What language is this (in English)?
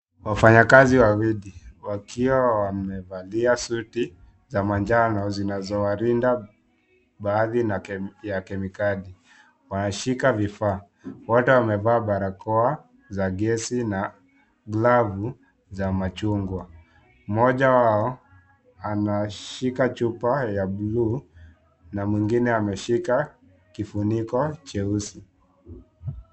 Swahili